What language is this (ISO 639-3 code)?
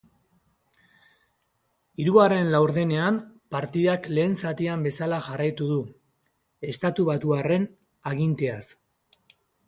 eus